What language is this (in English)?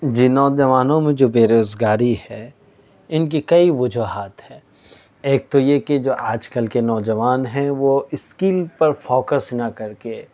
Urdu